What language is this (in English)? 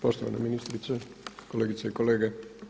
Croatian